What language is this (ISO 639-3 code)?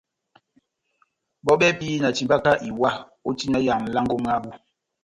bnm